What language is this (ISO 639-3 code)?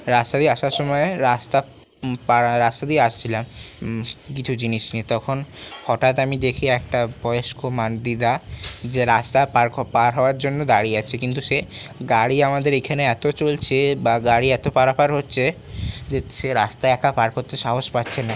ben